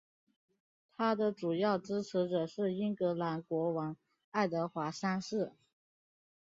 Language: Chinese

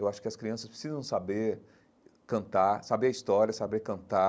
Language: Portuguese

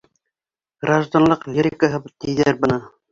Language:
Bashkir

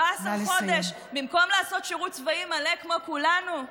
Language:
Hebrew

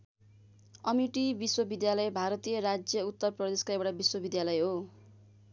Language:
Nepali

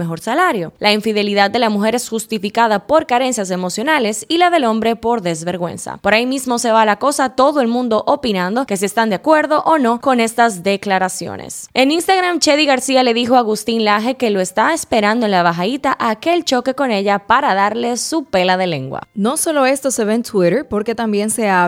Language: Spanish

